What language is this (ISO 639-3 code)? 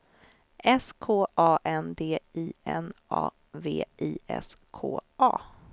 swe